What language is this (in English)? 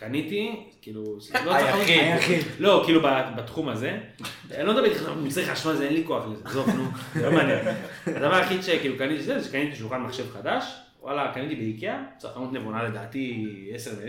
Hebrew